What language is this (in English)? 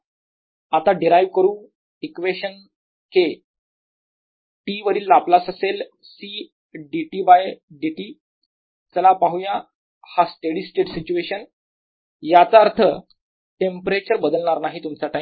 Marathi